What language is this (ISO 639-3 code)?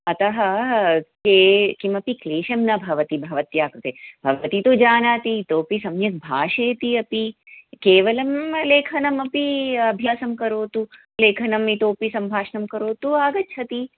san